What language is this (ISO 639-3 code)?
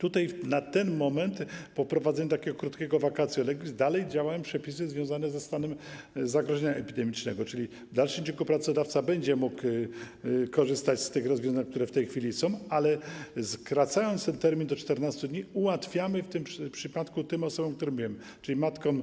pol